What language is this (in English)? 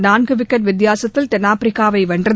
Tamil